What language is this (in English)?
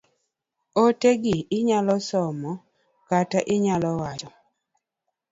Luo (Kenya and Tanzania)